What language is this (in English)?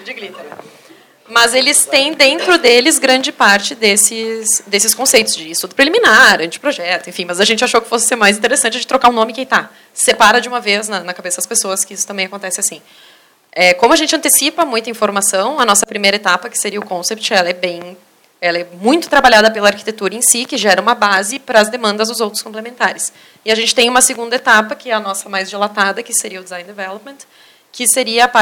Portuguese